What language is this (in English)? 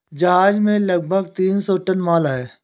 Hindi